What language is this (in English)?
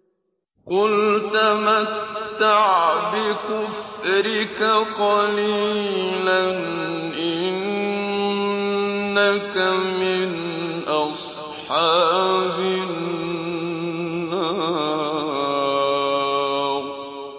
Arabic